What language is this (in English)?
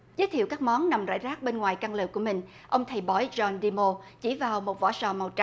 Vietnamese